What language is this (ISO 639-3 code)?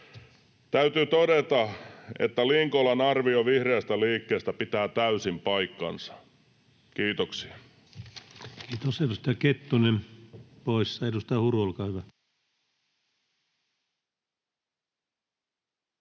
fin